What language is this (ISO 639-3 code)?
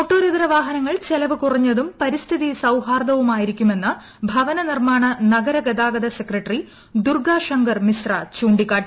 mal